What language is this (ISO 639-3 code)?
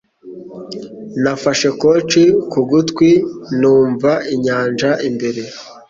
kin